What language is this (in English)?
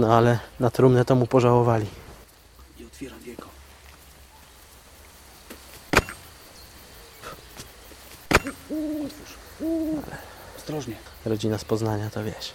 Polish